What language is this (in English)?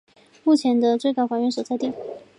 Chinese